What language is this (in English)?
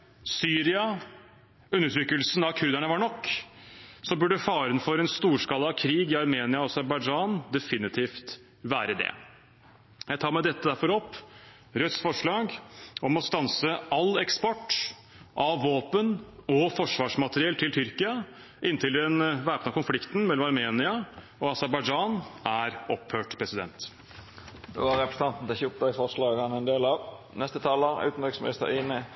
Norwegian